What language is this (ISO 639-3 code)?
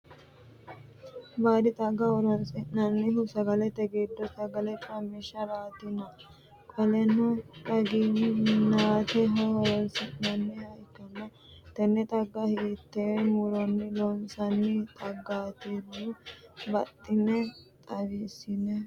sid